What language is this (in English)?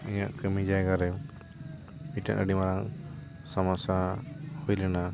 Santali